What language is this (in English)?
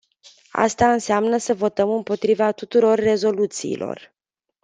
Romanian